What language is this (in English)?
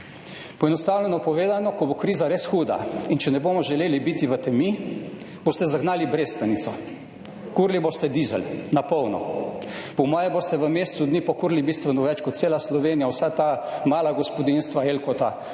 Slovenian